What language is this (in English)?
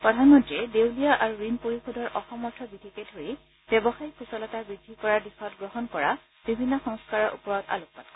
Assamese